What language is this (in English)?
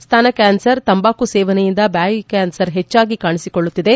Kannada